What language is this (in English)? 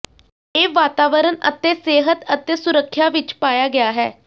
Punjabi